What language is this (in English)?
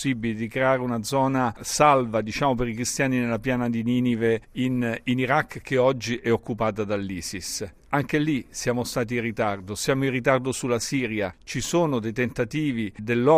Italian